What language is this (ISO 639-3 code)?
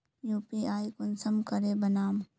mag